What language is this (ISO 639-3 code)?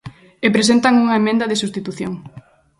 glg